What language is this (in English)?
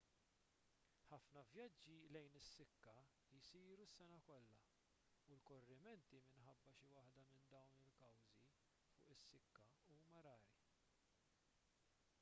Maltese